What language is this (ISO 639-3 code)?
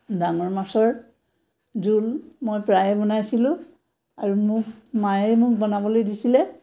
asm